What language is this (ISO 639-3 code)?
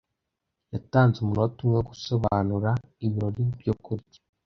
kin